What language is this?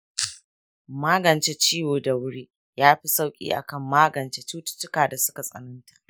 Hausa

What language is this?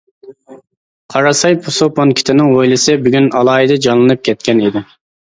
Uyghur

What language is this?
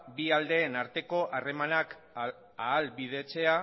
Basque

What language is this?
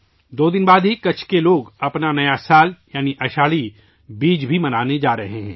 Urdu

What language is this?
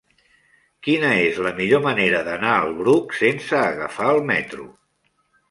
Catalan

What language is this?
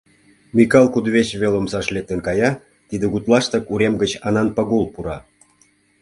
Mari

